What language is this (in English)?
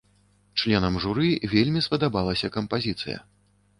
Belarusian